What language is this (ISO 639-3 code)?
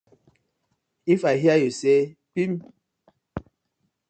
pcm